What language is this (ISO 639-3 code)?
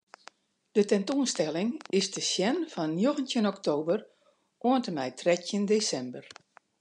fry